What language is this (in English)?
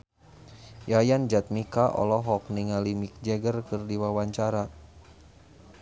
Sundanese